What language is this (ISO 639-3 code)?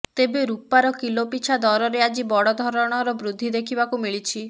ori